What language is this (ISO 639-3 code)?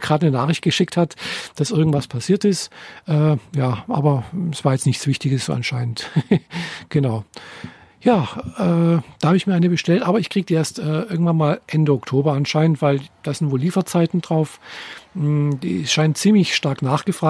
deu